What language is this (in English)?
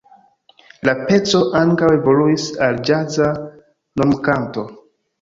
Esperanto